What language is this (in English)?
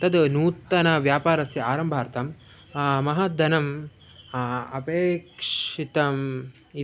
Sanskrit